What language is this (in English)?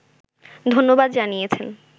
Bangla